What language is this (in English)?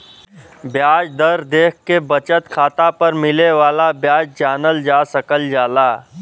Bhojpuri